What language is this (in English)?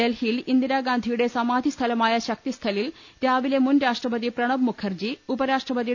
Malayalam